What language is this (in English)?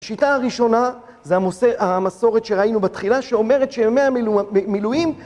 Hebrew